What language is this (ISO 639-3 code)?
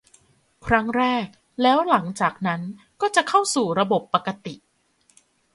tha